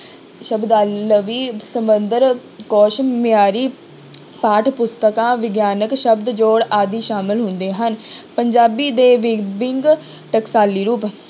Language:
Punjabi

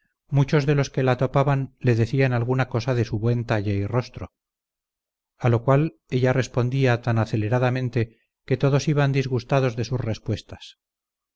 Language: Spanish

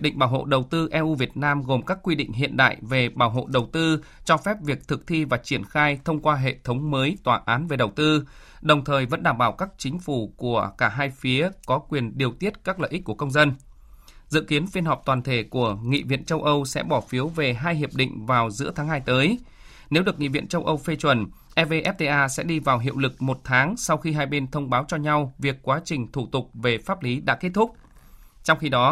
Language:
Vietnamese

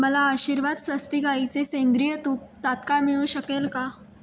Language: Marathi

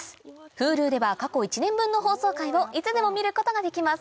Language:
Japanese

